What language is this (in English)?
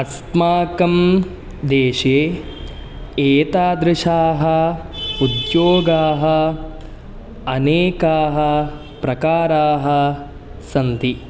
Sanskrit